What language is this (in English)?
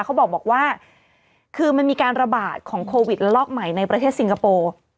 Thai